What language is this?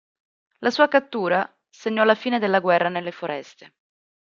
Italian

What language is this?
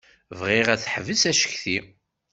Kabyle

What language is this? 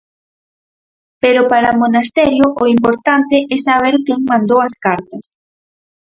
Galician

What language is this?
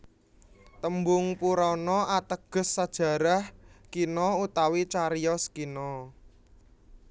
Javanese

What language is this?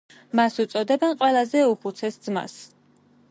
Georgian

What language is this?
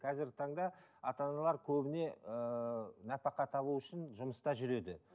Kazakh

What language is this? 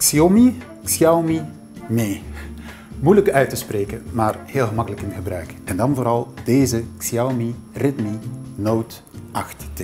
Dutch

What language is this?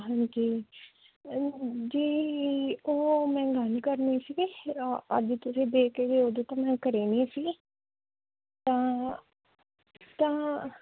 Punjabi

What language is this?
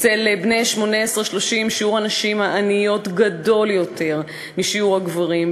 Hebrew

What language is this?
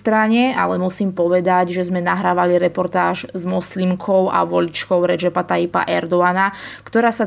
Slovak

